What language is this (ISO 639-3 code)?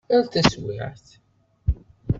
kab